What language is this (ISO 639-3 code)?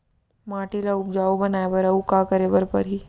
hne